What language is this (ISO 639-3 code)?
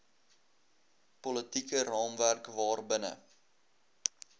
afr